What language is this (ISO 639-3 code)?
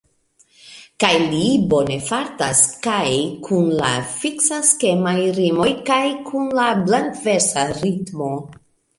epo